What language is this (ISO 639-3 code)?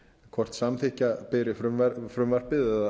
isl